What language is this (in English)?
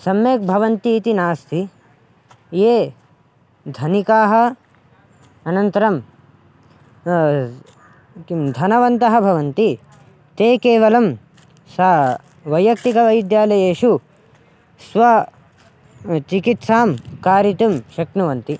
Sanskrit